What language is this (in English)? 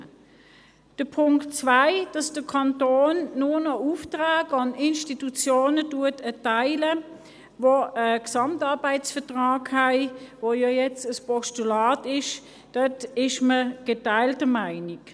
Swiss German